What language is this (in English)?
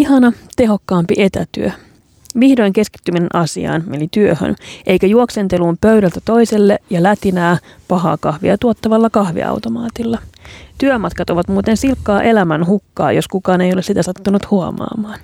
Finnish